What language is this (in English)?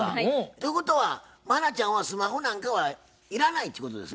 Japanese